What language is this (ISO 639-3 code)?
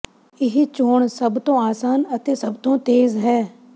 pan